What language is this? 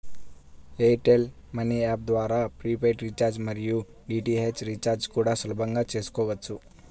Telugu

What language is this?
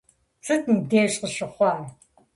Kabardian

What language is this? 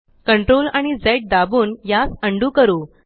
Marathi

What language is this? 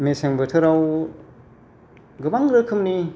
Bodo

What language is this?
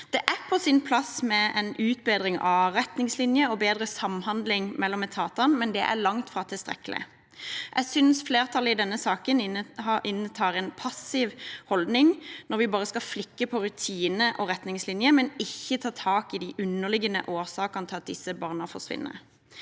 Norwegian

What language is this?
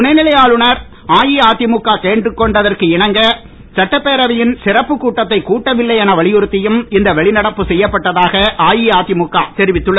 Tamil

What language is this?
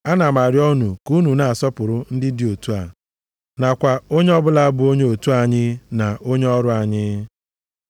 Igbo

